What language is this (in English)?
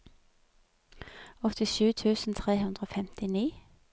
Norwegian